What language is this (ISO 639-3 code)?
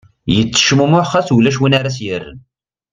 kab